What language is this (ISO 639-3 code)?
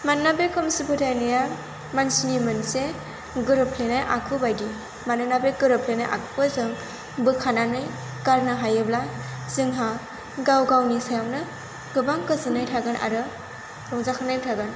brx